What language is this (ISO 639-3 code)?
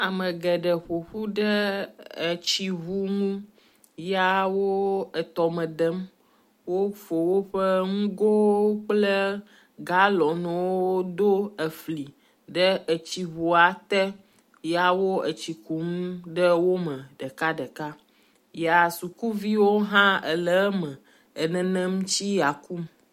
ewe